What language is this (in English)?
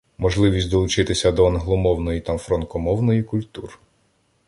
Ukrainian